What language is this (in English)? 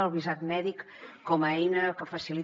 Catalan